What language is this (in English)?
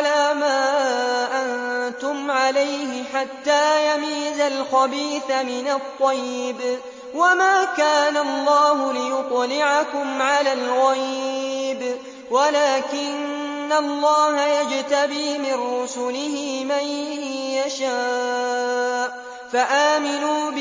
Arabic